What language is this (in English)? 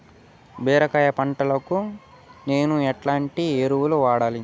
Telugu